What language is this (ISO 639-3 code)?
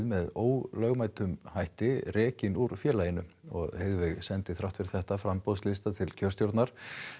isl